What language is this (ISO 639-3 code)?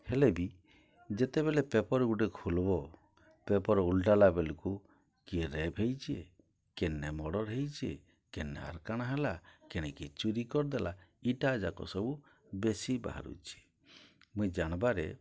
ori